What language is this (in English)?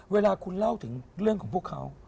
Thai